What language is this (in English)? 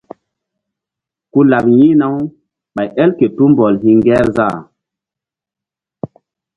Mbum